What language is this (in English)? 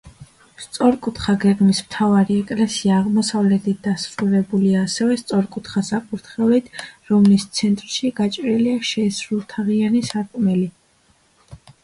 Georgian